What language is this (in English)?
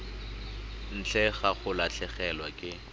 Tswana